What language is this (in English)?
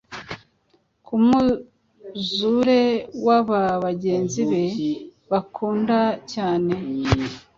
Kinyarwanda